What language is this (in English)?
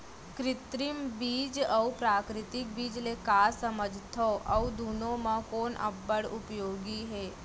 Chhattisgarhi